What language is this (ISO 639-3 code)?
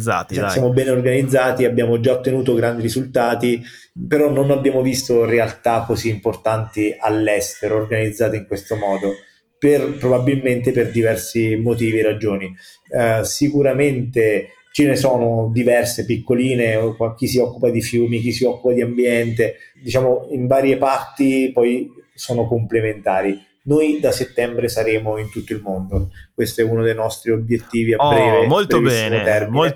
ita